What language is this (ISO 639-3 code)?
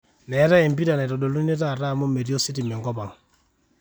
mas